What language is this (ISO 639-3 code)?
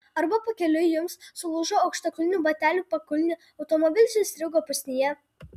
lit